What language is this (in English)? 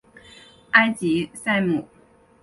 Chinese